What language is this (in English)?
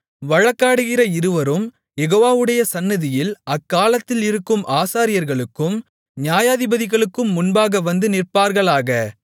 Tamil